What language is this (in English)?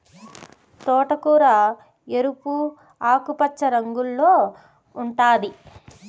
Telugu